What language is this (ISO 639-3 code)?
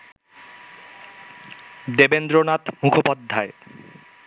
ben